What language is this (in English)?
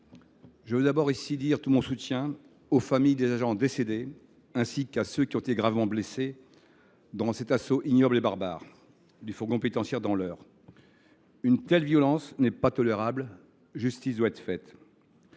French